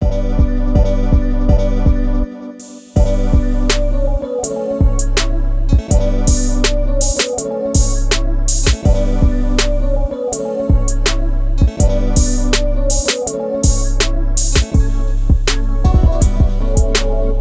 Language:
Hebrew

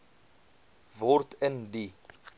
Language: Afrikaans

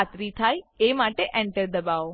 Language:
Gujarati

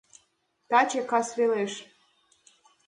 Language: Mari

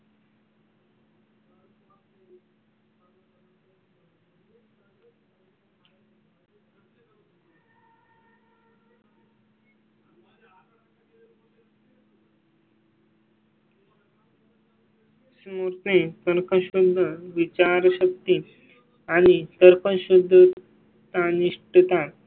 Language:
Marathi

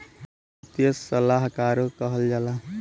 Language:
Bhojpuri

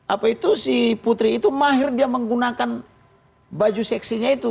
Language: Indonesian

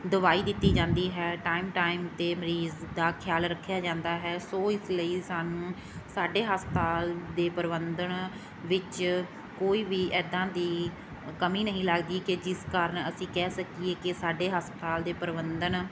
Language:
Punjabi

